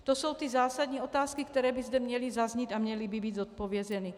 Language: Czech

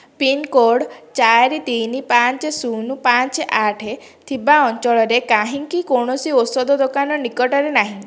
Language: Odia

